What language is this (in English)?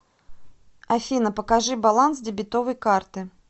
Russian